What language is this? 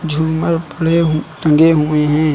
Hindi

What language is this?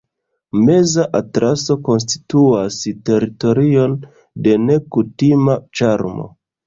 Esperanto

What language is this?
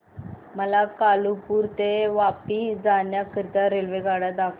Marathi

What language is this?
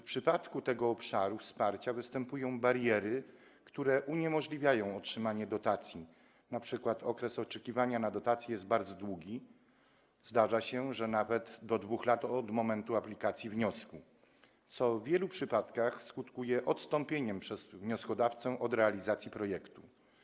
Polish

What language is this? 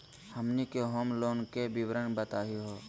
Magahi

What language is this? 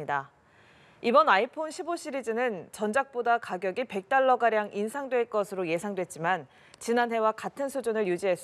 Korean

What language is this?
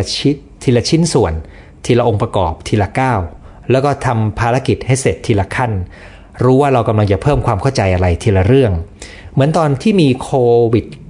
Thai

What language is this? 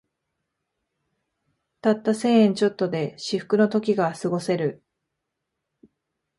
Japanese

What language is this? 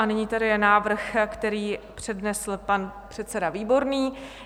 Czech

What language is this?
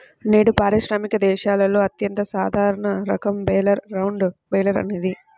Telugu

